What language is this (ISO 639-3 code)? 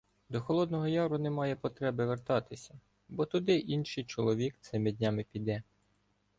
ukr